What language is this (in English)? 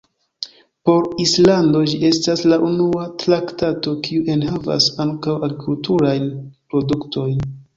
Esperanto